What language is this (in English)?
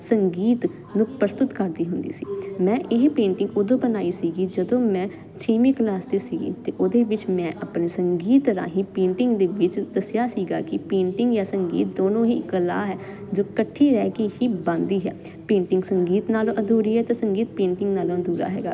Punjabi